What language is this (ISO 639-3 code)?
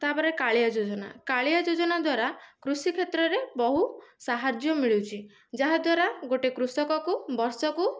ori